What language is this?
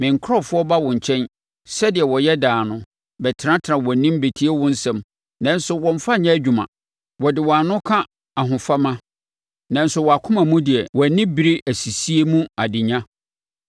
Akan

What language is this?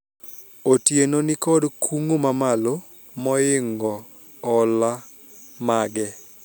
Luo (Kenya and Tanzania)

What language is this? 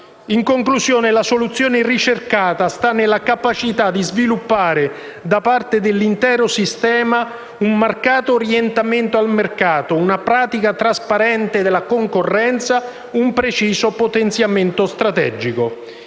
Italian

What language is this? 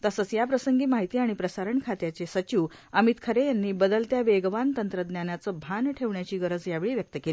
Marathi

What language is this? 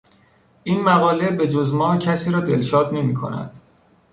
Persian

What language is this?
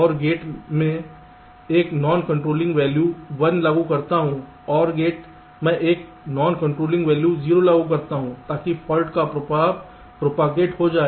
Hindi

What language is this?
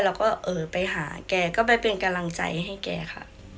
Thai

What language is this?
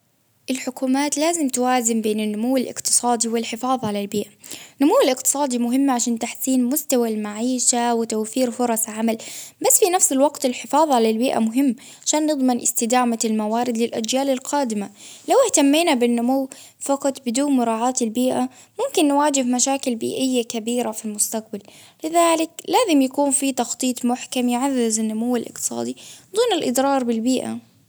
Baharna Arabic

